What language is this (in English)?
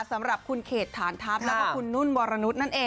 Thai